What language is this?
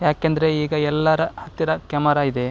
Kannada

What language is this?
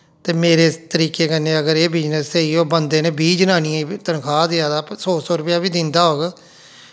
Dogri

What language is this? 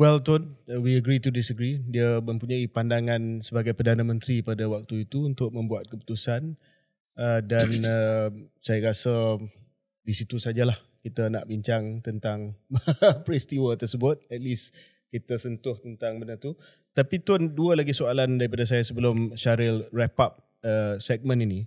Malay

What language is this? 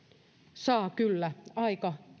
Finnish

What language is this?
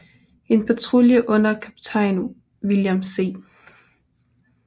Danish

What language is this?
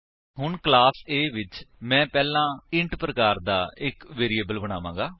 Punjabi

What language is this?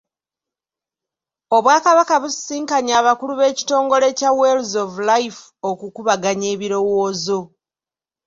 Ganda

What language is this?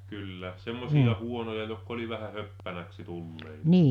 Finnish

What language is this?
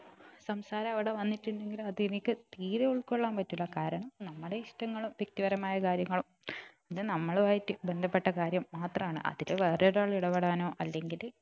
Malayalam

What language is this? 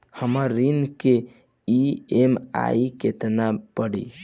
Bhojpuri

